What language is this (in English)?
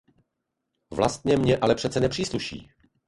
Czech